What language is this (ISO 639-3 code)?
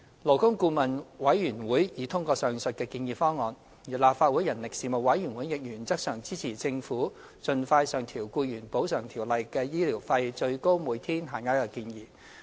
yue